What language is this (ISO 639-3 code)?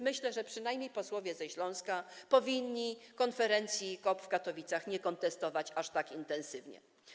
pol